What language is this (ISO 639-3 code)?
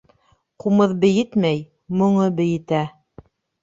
bak